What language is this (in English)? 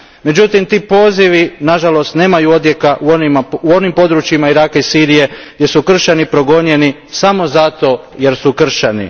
Croatian